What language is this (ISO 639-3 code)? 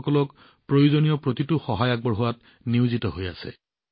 asm